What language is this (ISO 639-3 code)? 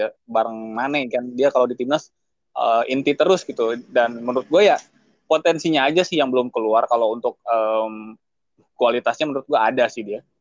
ind